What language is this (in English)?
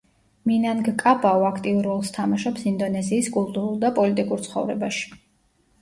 Georgian